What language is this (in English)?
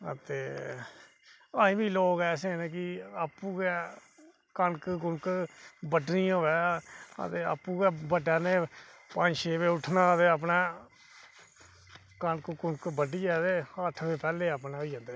Dogri